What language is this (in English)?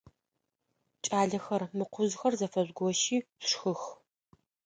Adyghe